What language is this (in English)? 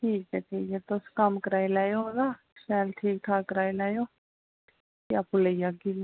Dogri